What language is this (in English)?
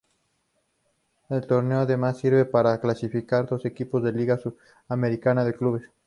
Spanish